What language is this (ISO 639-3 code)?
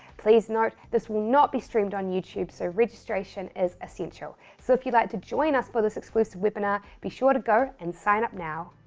eng